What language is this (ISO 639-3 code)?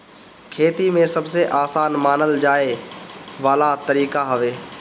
bho